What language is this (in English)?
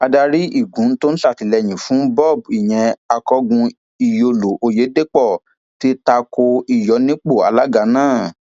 Yoruba